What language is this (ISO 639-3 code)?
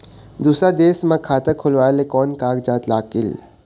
hne